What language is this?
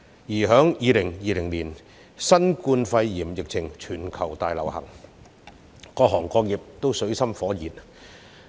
Cantonese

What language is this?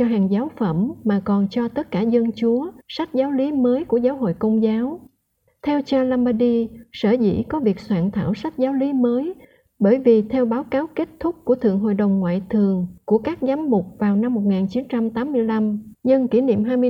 Vietnamese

